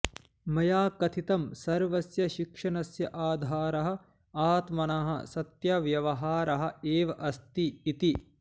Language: Sanskrit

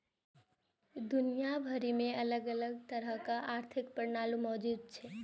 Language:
Maithili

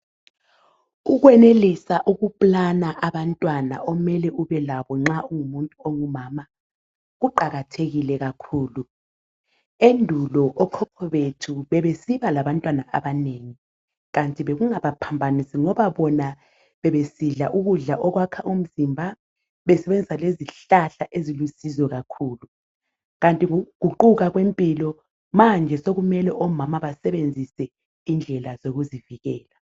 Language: North Ndebele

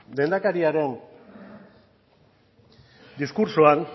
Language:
Basque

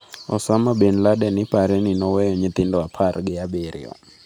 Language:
Luo (Kenya and Tanzania)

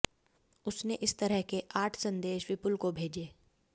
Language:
Hindi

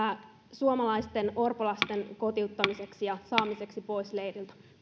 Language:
Finnish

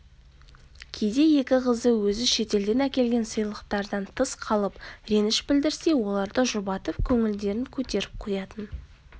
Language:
Kazakh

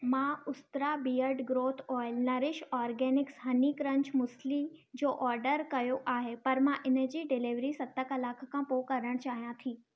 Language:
Sindhi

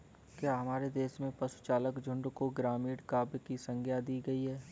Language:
Hindi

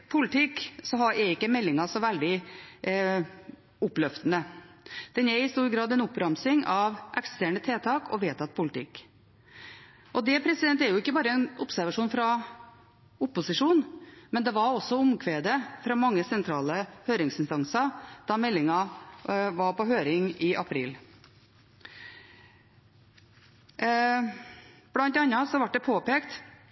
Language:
Norwegian Bokmål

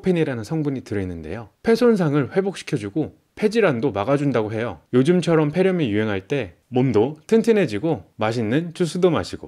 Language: Korean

